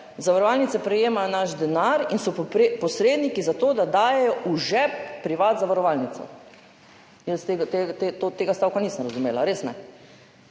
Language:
Slovenian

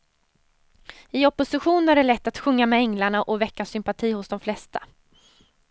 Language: Swedish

